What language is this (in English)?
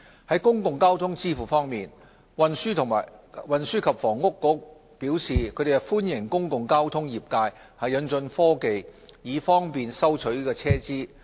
Cantonese